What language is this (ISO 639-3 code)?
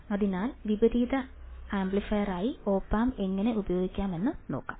mal